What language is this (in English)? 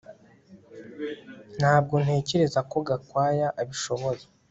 Kinyarwanda